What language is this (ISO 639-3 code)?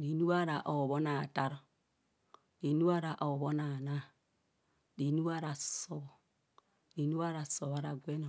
bcs